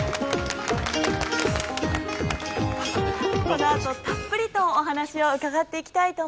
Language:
Japanese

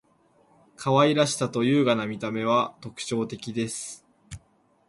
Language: Japanese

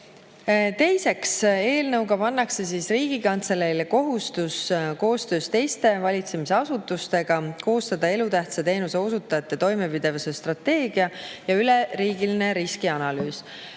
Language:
Estonian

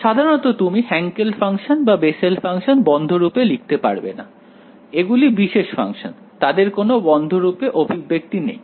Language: Bangla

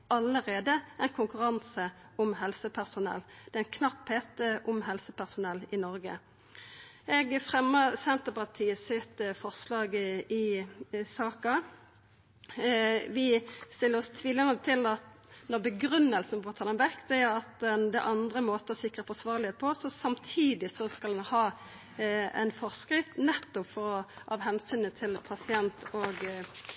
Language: Norwegian Nynorsk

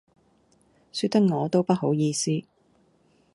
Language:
Cantonese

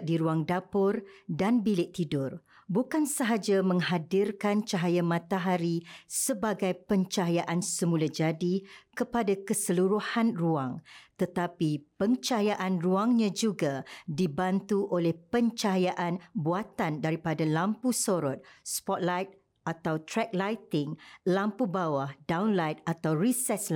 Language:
Malay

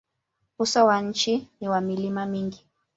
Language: Swahili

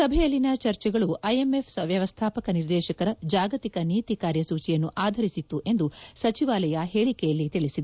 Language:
Kannada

